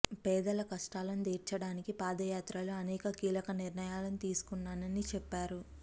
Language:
Telugu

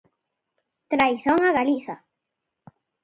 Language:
Galician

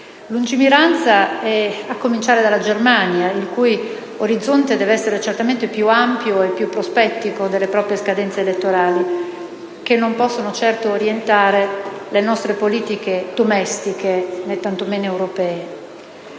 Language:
Italian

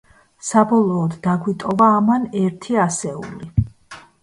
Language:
Georgian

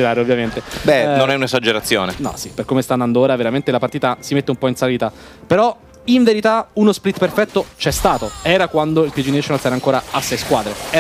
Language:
Italian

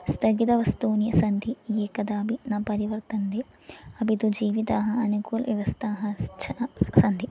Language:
Sanskrit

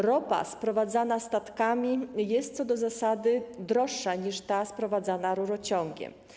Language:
Polish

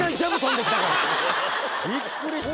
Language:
Japanese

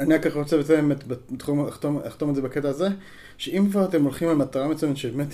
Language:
Hebrew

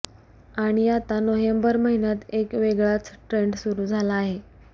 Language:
Marathi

